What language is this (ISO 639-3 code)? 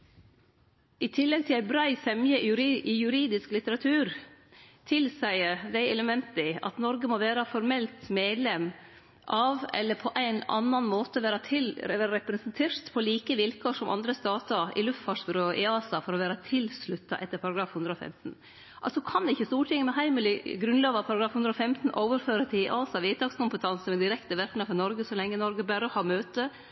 nno